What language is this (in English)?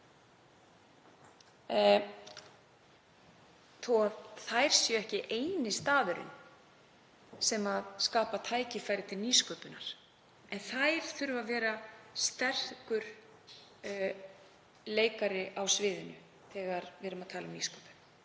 Icelandic